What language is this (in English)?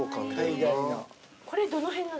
Japanese